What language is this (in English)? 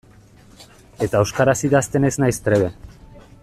Basque